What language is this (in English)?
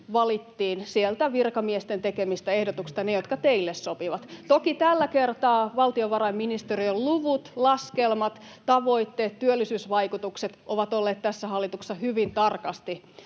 Finnish